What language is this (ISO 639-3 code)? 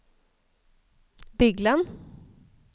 nor